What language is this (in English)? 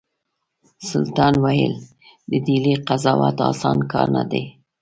Pashto